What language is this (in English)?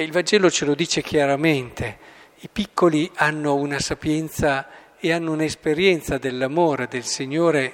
Italian